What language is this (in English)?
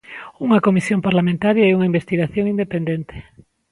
Galician